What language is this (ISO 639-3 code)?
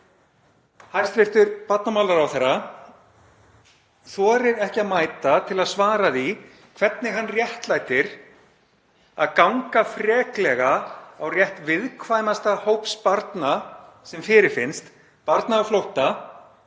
isl